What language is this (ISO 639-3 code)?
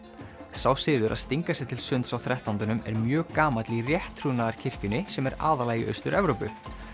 isl